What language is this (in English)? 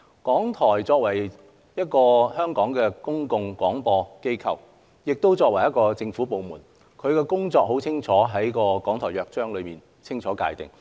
Cantonese